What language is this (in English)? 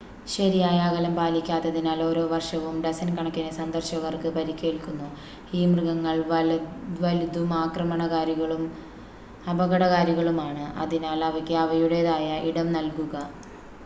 Malayalam